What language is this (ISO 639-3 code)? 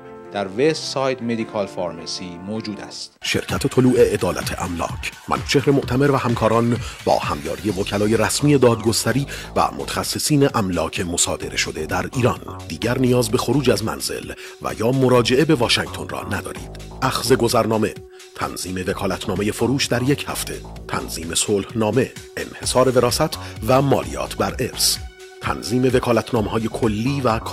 fas